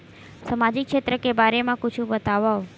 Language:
Chhattisgarhi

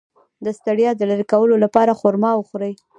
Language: Pashto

